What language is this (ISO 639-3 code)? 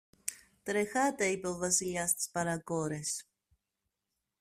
ell